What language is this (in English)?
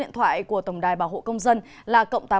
Vietnamese